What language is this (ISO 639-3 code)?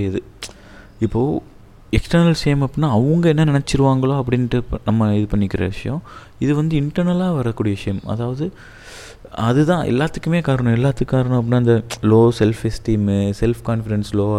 tam